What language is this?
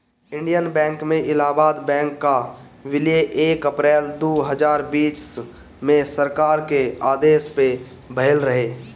Bhojpuri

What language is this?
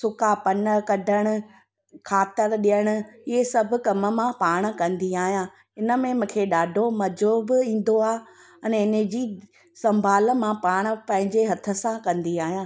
Sindhi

